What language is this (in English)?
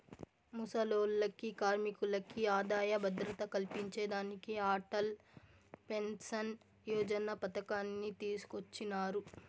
Telugu